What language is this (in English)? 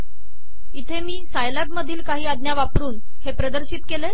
Marathi